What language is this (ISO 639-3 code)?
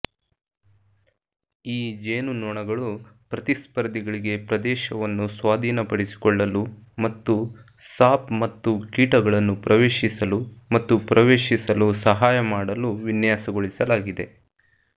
kan